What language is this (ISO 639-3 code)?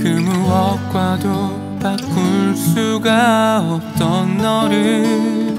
kor